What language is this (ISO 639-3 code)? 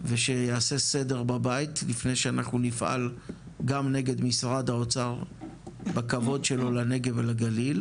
heb